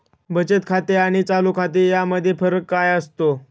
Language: Marathi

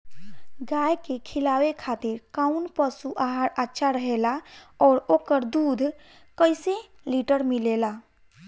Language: Bhojpuri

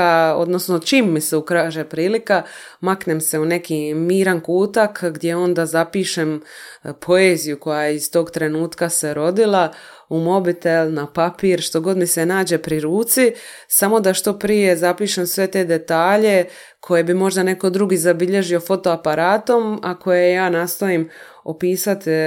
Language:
Croatian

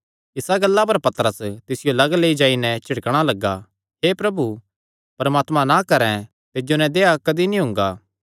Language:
Kangri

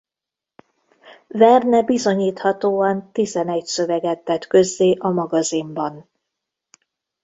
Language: Hungarian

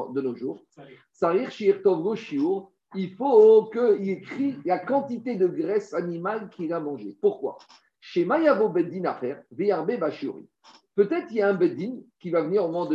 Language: French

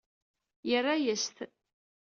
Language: Kabyle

